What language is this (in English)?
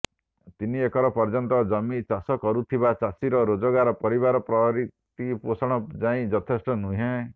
Odia